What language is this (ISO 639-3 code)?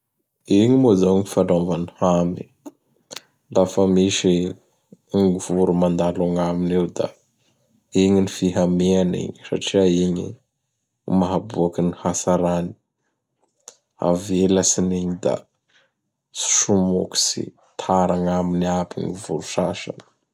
bhr